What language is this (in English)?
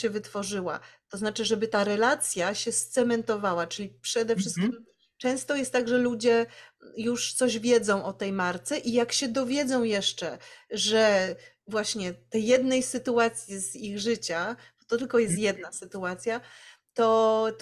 Polish